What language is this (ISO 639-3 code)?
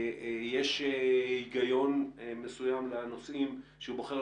heb